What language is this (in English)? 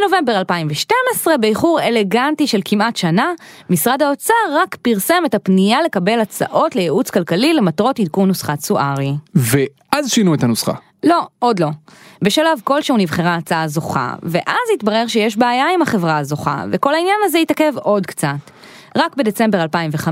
Hebrew